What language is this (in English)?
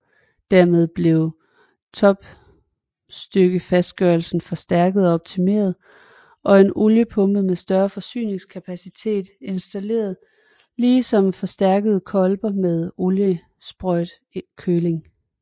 Danish